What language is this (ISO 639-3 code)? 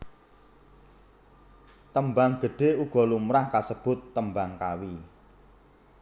jav